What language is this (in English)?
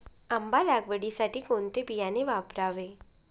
Marathi